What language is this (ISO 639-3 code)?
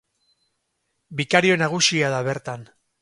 eus